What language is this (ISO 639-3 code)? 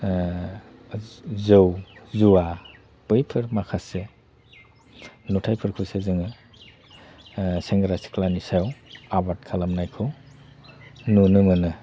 brx